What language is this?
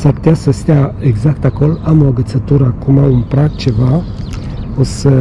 Romanian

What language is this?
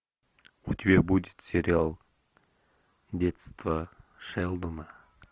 Russian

